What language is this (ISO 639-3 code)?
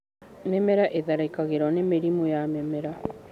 kik